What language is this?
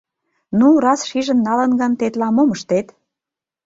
Mari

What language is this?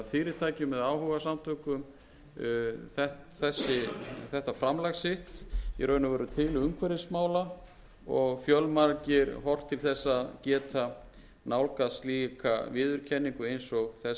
Icelandic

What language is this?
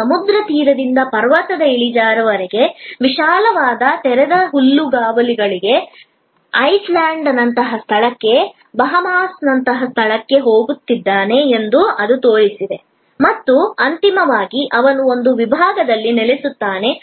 Kannada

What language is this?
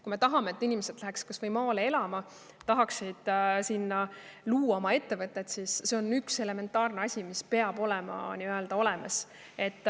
Estonian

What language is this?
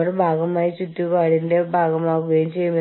Malayalam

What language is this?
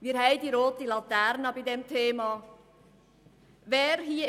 Swiss German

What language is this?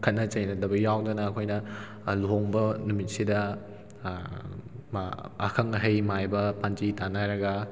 Manipuri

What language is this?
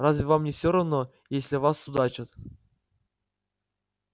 Russian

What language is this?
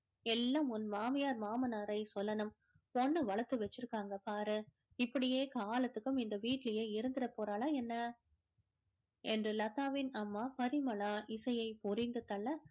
Tamil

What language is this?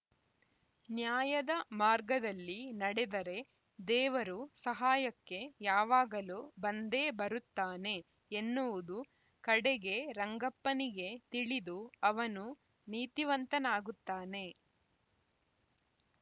Kannada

